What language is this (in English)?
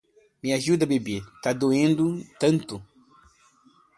Portuguese